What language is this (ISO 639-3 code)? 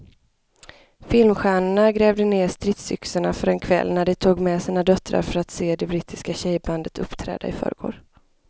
swe